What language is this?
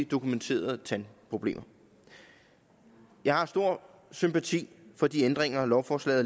Danish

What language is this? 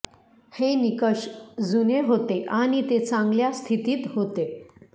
Marathi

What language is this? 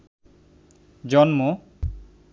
Bangla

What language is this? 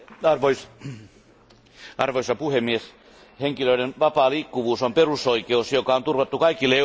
Finnish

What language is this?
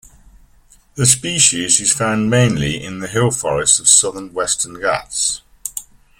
English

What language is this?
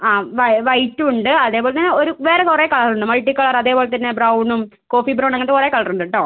Malayalam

